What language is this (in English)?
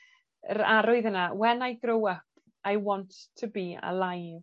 Welsh